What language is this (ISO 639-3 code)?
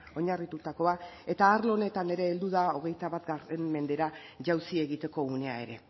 eus